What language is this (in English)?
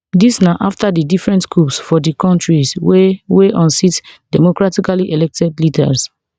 Nigerian Pidgin